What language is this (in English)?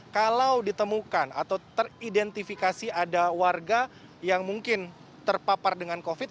Indonesian